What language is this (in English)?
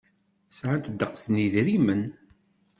Kabyle